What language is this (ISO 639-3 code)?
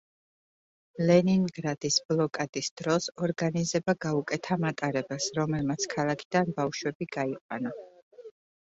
kat